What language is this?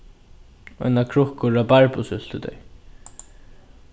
Faroese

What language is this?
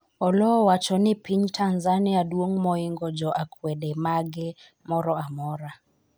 Luo (Kenya and Tanzania)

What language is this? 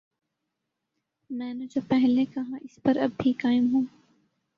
Urdu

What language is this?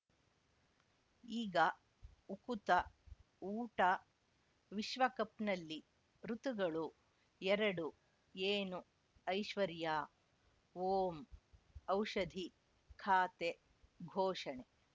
Kannada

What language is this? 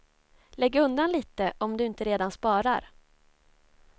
Swedish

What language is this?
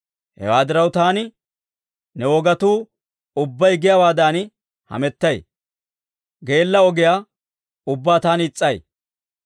Dawro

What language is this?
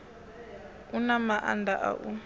Venda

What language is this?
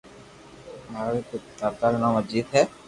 Loarki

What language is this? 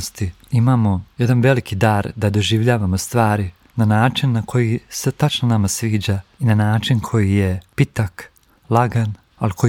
Croatian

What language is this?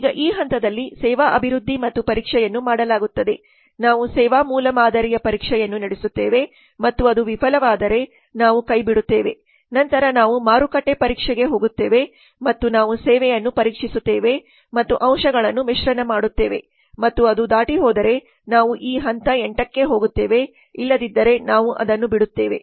Kannada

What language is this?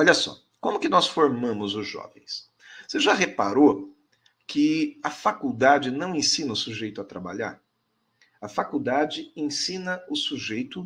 Portuguese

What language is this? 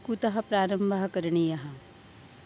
Sanskrit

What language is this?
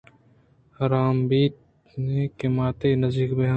Eastern Balochi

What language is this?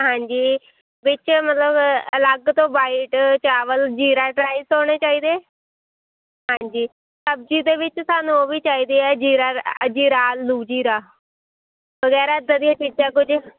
Punjabi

